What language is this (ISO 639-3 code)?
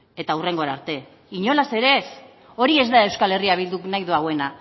eus